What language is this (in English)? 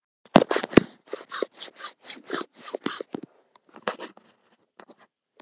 Icelandic